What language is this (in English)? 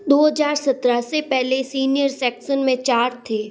Hindi